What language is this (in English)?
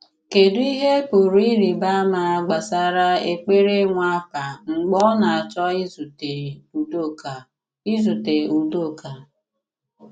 Igbo